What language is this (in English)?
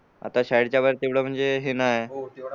Marathi